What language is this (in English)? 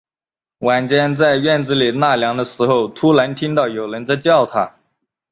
Chinese